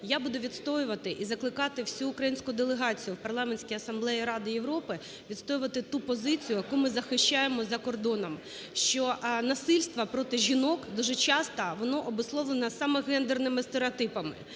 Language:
Ukrainian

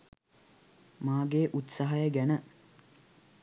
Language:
Sinhala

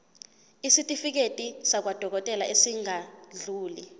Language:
Zulu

